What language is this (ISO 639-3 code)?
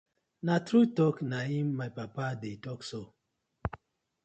pcm